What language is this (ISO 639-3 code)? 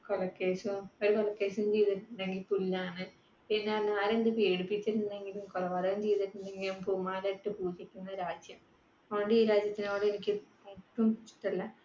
mal